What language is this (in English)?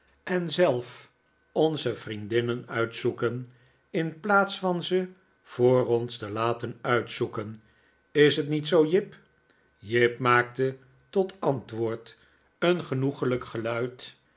Dutch